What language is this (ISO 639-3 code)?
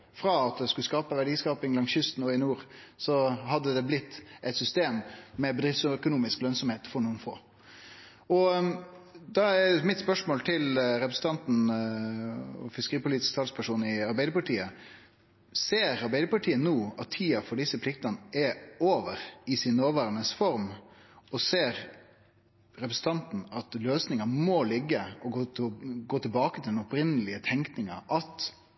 nno